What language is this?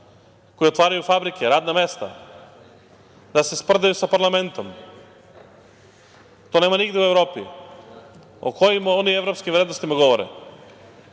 Serbian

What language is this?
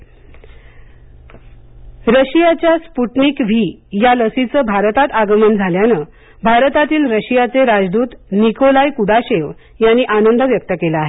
Marathi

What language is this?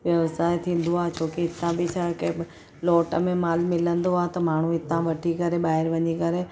Sindhi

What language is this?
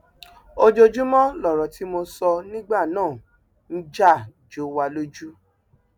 Yoruba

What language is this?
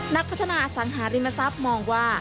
Thai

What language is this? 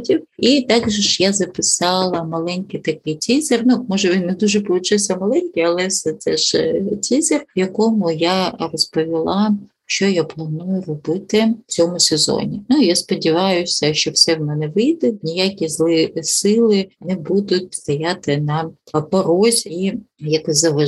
Ukrainian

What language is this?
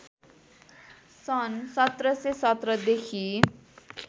Nepali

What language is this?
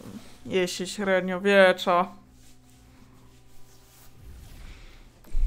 Polish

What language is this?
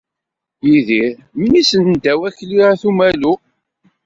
Kabyle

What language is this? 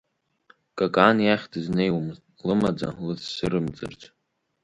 Abkhazian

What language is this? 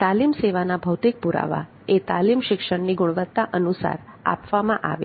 Gujarati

